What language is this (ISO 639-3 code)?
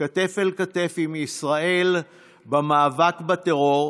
heb